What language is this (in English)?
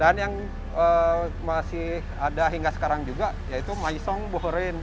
Indonesian